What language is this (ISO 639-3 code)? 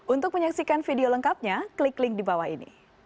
ind